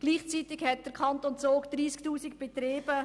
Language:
Swiss German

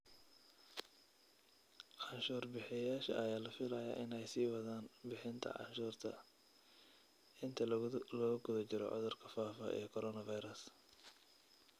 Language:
Somali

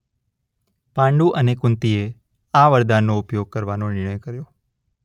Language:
Gujarati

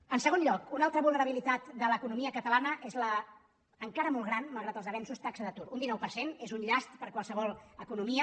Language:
Catalan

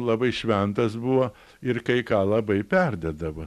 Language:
Lithuanian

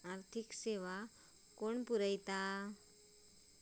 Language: Marathi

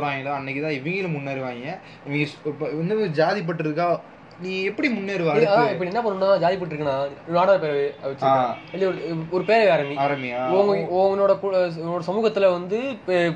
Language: Tamil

